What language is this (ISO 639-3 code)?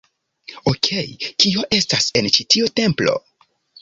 epo